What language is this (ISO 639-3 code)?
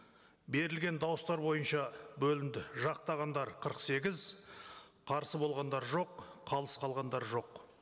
kaz